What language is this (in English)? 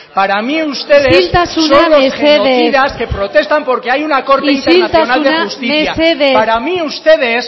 Spanish